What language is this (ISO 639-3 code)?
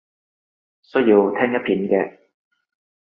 yue